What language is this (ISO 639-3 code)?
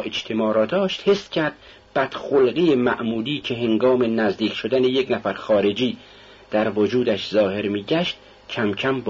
fas